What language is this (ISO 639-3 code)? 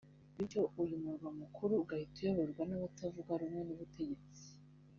kin